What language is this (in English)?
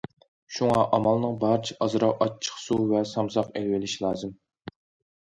Uyghur